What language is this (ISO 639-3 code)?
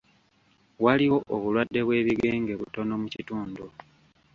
lug